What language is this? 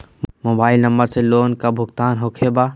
Magahi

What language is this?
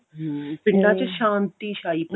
Punjabi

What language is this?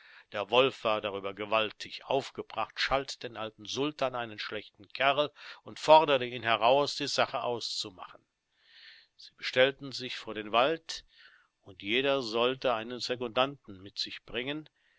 German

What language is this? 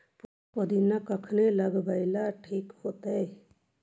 Magahi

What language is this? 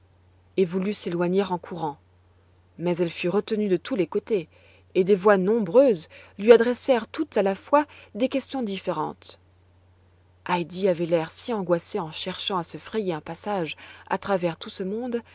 French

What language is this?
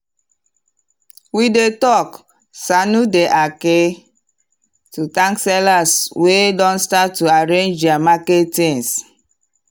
Nigerian Pidgin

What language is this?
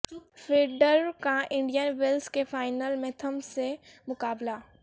Urdu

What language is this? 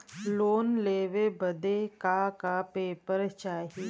Bhojpuri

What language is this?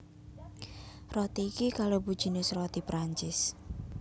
Javanese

